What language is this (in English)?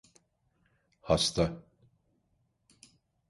Turkish